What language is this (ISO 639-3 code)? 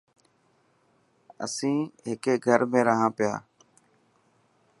mki